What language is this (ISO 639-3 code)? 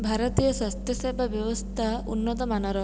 ori